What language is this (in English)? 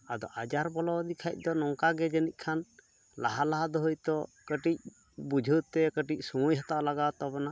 Santali